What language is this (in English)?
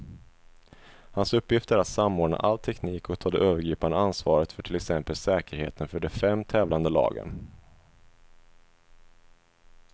Swedish